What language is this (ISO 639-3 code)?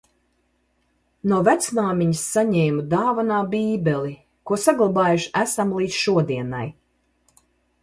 lav